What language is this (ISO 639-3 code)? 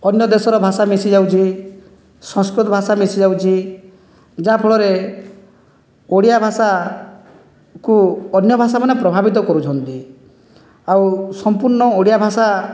ori